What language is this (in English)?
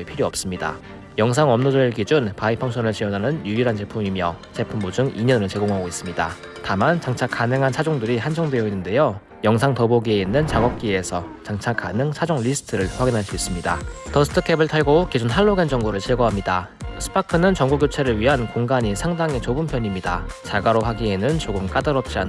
Korean